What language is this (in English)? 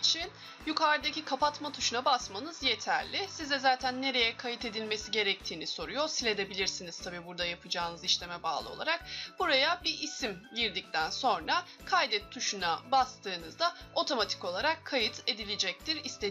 Turkish